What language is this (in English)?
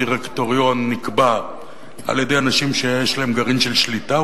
Hebrew